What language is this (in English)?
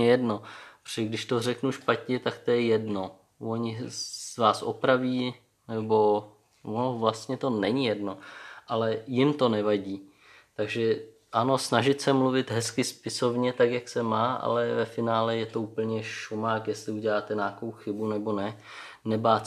Czech